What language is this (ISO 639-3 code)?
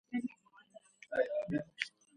kat